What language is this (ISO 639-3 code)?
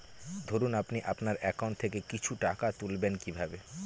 ben